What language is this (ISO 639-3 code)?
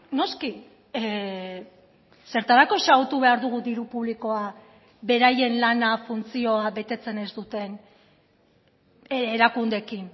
eus